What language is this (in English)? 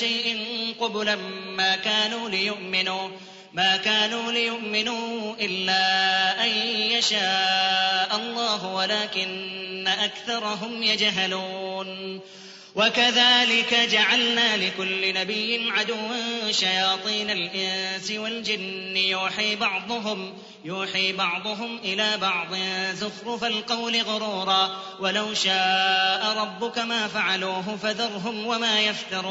Arabic